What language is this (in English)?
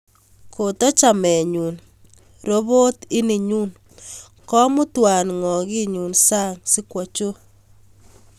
Kalenjin